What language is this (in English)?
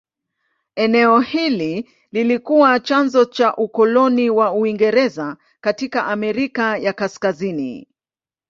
Swahili